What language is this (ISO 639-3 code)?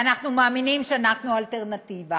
heb